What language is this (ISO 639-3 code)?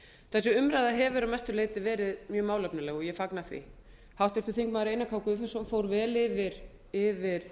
isl